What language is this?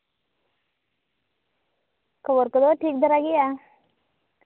Santali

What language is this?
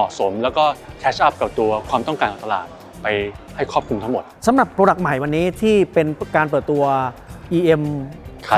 Thai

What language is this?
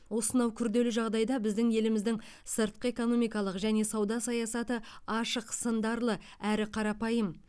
Kazakh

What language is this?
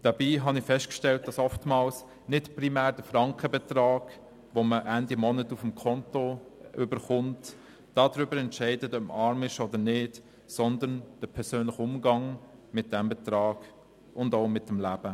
Swiss German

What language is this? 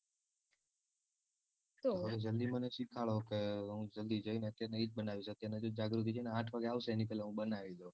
Gujarati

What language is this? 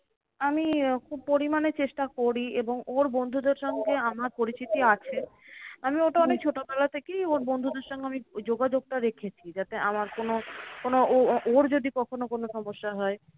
Bangla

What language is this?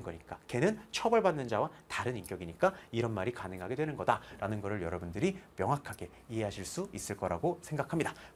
Korean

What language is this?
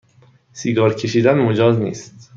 Persian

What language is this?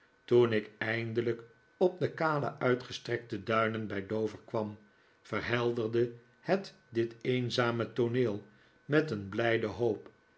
Dutch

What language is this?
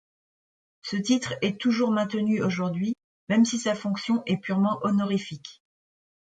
French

